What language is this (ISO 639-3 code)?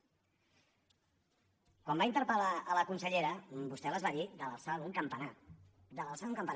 cat